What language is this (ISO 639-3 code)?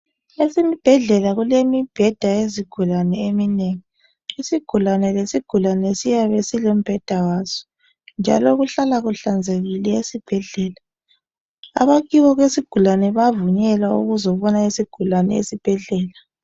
nde